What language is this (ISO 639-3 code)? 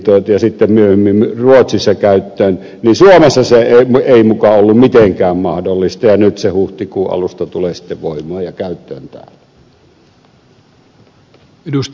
fin